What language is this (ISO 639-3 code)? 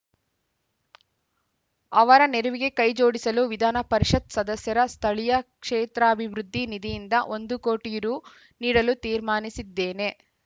kan